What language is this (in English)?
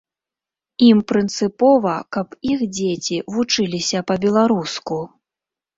Belarusian